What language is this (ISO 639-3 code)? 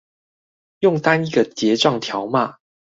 zho